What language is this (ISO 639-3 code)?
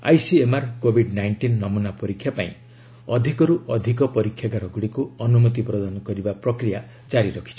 ori